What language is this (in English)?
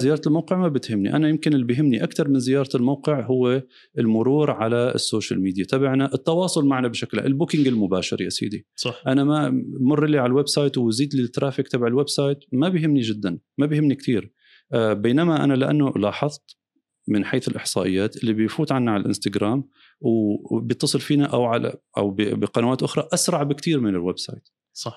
Arabic